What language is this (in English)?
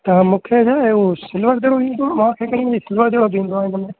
Sindhi